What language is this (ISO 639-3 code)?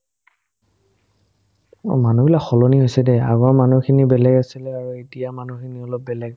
asm